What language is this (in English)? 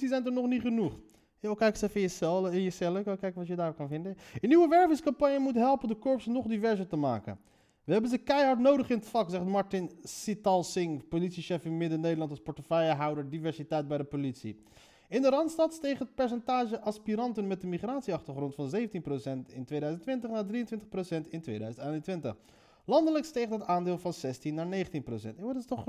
Dutch